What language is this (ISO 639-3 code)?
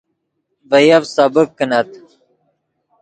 ydg